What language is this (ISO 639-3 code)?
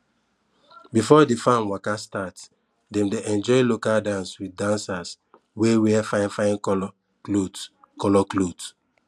pcm